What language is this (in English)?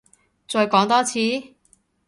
Cantonese